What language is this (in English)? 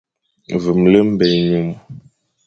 Fang